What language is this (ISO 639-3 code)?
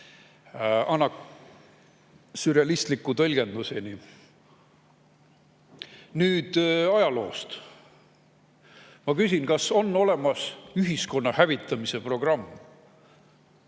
est